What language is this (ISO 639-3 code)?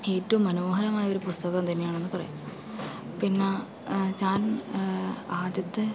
mal